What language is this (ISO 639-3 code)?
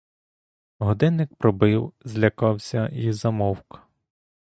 ukr